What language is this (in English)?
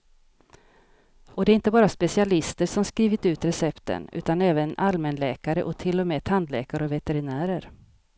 Swedish